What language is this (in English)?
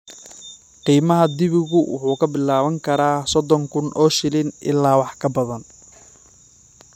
Somali